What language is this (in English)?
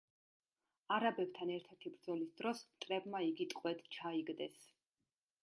Georgian